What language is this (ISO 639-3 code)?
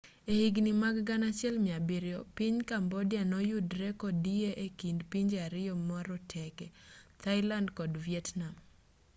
luo